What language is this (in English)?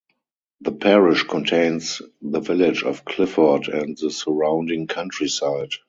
English